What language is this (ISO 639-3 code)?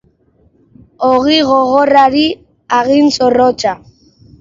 eus